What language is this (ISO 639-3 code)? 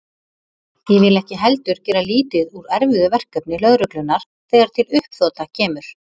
isl